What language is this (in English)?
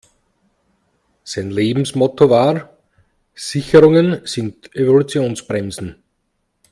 German